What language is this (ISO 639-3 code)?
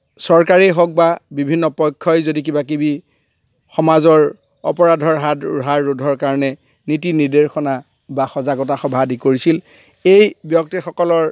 asm